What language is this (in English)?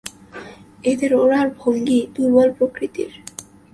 Bangla